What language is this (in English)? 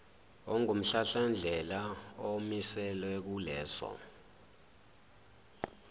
Zulu